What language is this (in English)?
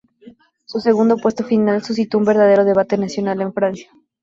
Spanish